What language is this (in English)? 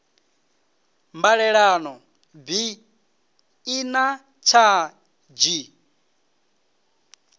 Venda